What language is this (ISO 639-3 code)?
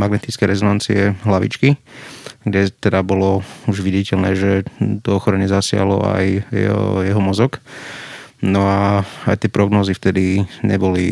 slk